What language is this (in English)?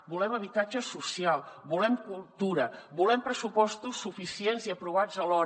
Catalan